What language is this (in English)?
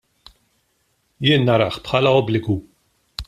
Maltese